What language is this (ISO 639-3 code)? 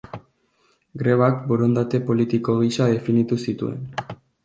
eus